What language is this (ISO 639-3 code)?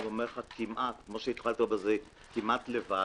heb